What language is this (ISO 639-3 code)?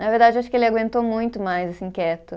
por